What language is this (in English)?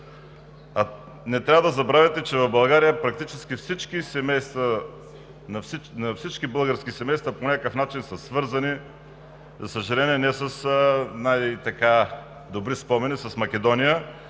Bulgarian